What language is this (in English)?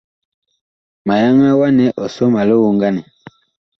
Bakoko